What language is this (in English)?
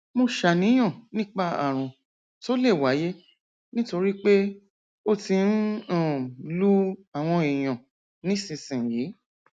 Yoruba